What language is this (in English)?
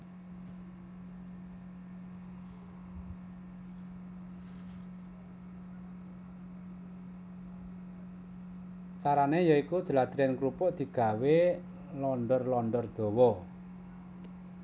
Javanese